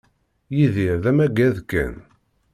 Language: Kabyle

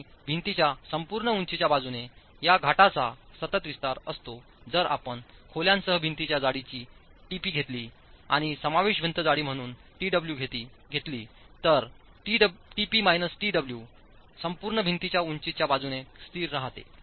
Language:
Marathi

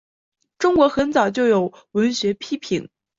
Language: Chinese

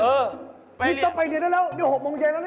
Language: Thai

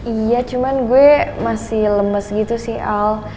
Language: Indonesian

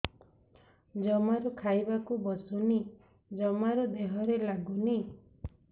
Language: Odia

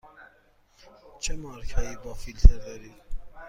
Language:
Persian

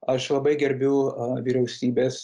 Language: Lithuanian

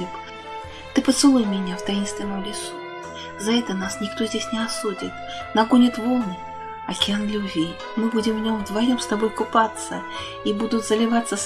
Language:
Russian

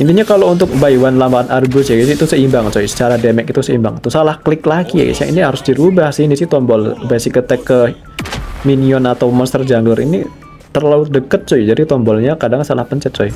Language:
Indonesian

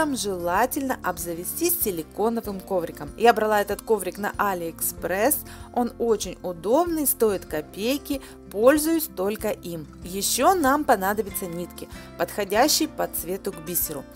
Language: Russian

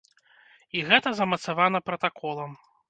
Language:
Belarusian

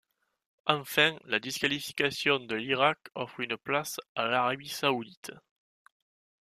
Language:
French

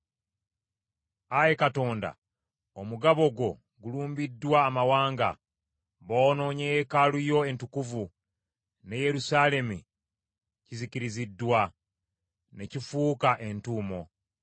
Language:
Ganda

